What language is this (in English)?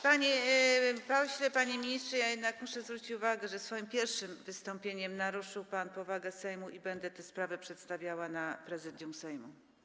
Polish